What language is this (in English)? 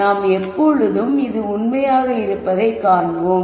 Tamil